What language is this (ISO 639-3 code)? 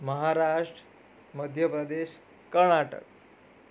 guj